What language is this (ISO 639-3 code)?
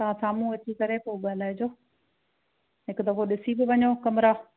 snd